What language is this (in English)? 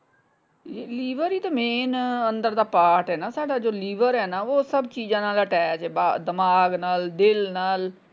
Punjabi